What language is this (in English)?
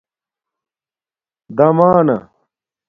Domaaki